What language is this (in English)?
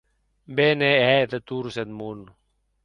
Occitan